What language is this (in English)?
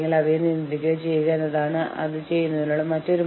Malayalam